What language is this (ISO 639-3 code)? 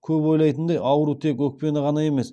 kaz